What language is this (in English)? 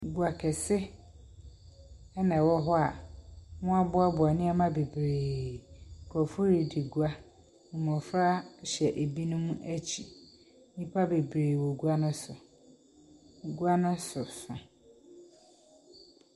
Akan